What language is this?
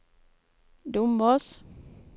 Norwegian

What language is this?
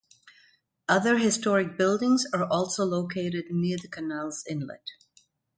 English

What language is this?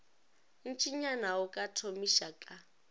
Northern Sotho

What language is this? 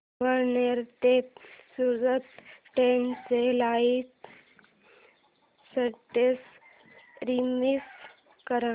Marathi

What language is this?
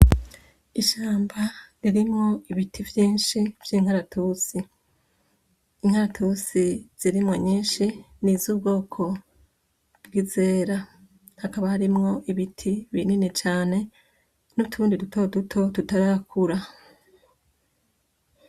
Rundi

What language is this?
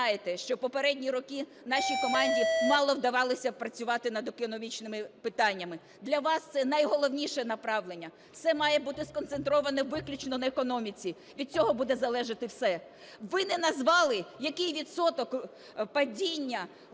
Ukrainian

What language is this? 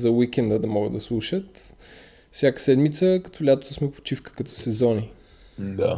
Bulgarian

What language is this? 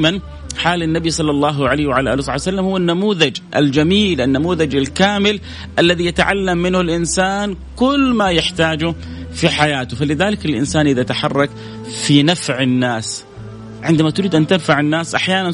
Arabic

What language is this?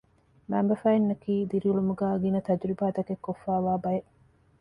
Divehi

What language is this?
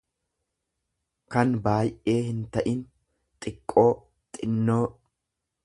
Oromo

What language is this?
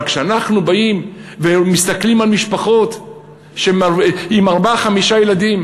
Hebrew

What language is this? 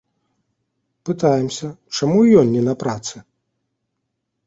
Belarusian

